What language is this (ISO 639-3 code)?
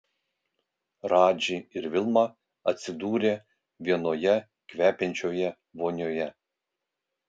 lit